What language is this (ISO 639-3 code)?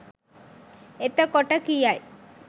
sin